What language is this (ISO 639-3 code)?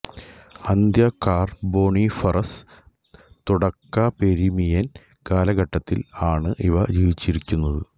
mal